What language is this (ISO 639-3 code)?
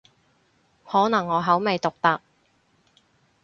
yue